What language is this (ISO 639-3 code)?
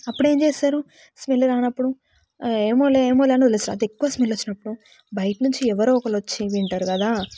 tel